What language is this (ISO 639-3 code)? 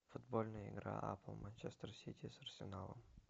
rus